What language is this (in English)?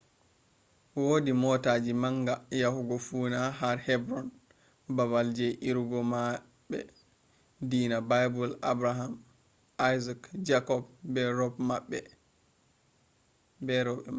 Fula